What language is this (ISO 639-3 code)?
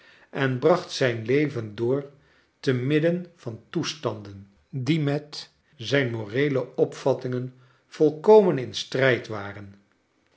nld